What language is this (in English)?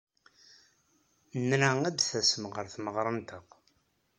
Kabyle